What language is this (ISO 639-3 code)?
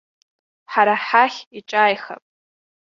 abk